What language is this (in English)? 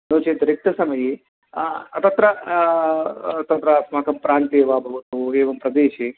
Sanskrit